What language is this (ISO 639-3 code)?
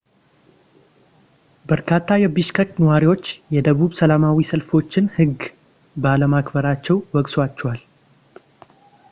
amh